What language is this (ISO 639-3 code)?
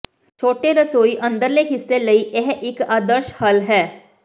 pan